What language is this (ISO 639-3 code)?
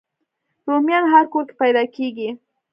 pus